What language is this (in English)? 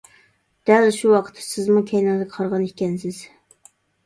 Uyghur